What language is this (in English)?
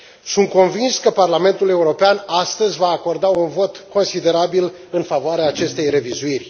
Romanian